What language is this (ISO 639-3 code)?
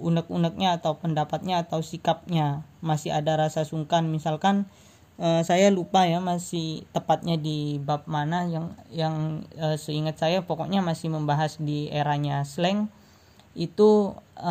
ind